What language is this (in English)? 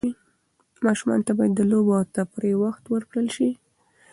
Pashto